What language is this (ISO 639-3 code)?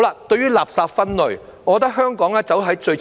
yue